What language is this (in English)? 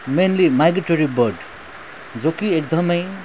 Nepali